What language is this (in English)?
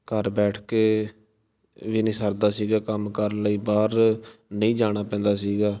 Punjabi